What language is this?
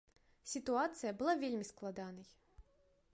Belarusian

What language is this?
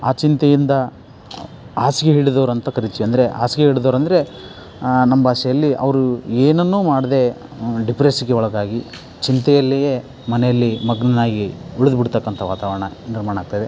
Kannada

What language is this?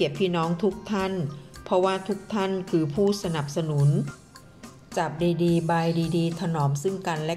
Thai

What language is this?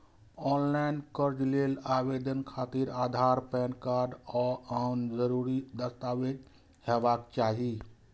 Maithili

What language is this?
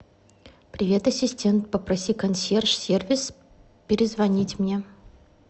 Russian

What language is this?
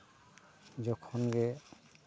Santali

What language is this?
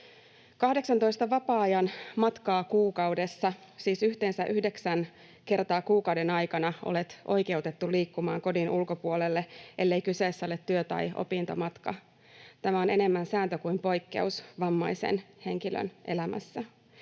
Finnish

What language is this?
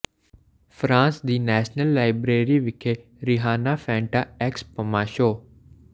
Punjabi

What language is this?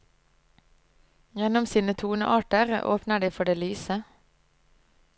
Norwegian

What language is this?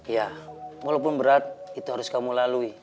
Indonesian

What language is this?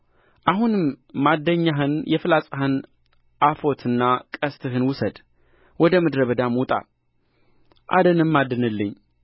Amharic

